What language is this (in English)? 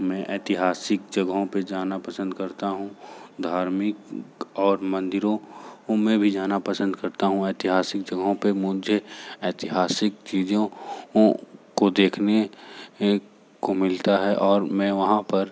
Hindi